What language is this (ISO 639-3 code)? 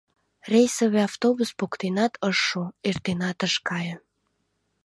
chm